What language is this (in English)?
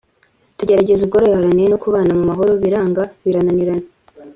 Kinyarwanda